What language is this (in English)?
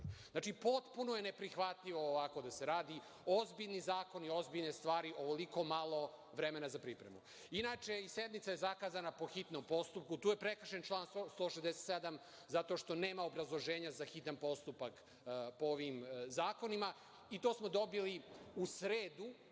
Serbian